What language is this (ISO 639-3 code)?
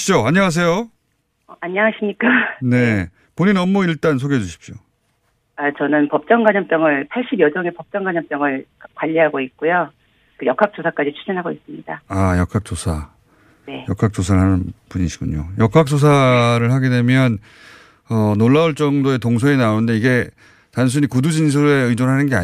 kor